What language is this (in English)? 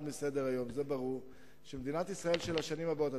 Hebrew